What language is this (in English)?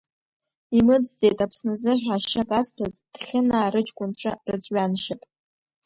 Abkhazian